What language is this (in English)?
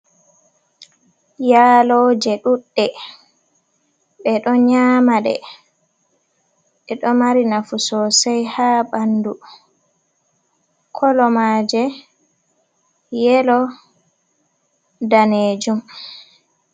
Fula